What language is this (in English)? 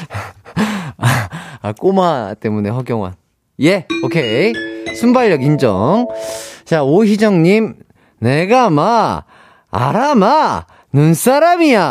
Korean